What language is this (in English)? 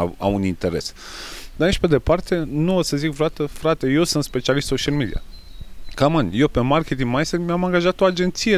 Romanian